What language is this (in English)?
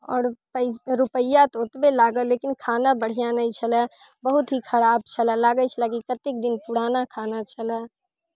Maithili